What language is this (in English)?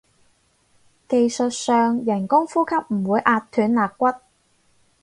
Cantonese